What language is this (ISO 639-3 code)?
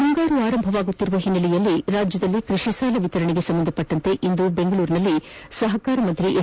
kan